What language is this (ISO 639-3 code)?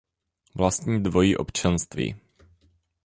ces